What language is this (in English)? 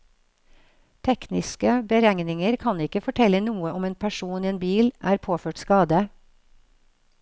Norwegian